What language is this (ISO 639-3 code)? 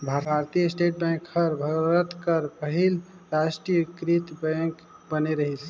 hne